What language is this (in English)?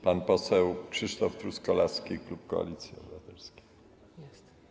Polish